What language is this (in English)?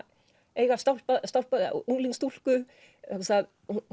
Icelandic